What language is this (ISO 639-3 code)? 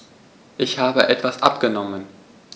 deu